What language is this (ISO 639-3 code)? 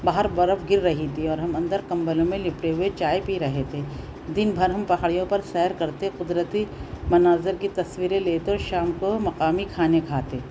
urd